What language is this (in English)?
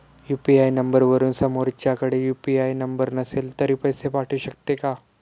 Marathi